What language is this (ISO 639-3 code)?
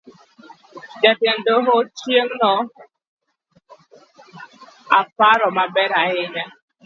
luo